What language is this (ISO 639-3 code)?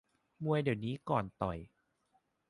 tha